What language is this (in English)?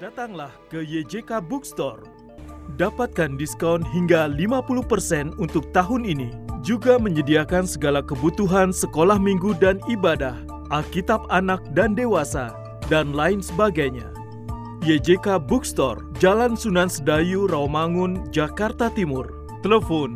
Indonesian